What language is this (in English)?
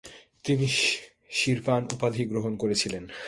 Bangla